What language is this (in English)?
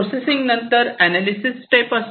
Marathi